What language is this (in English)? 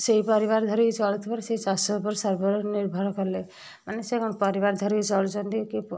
Odia